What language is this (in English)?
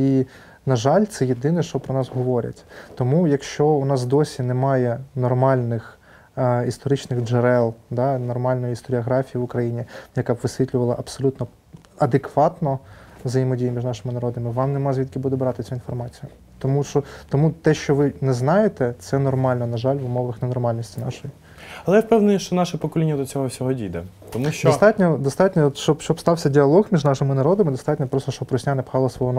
Ukrainian